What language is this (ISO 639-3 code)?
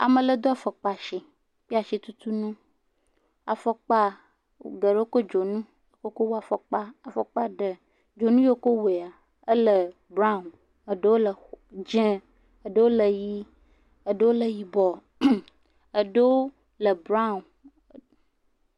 ewe